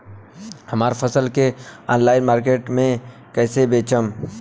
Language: Bhojpuri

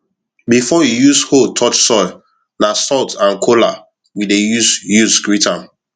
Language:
Nigerian Pidgin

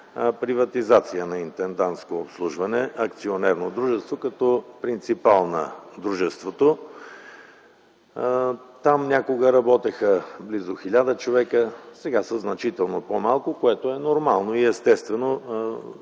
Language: Bulgarian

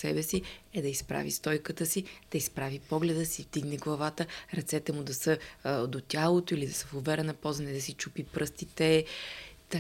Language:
Bulgarian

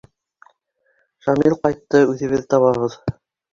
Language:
Bashkir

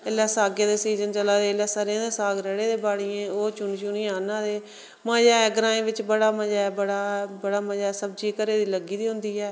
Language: Dogri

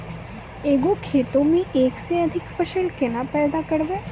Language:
Maithili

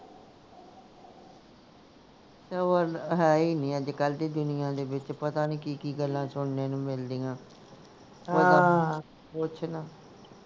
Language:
Punjabi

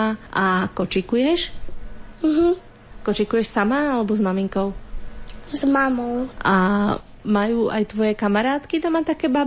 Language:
Slovak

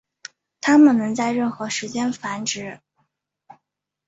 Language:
Chinese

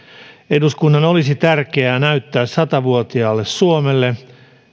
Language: Finnish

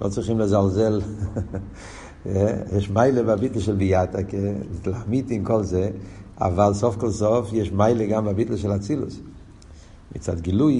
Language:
Hebrew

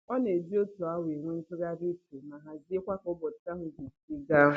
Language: Igbo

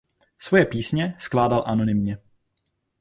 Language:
Czech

